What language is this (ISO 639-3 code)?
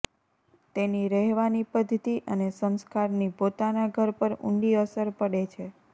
guj